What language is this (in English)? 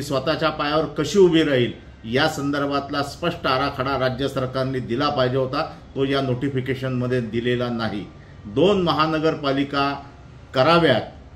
Marathi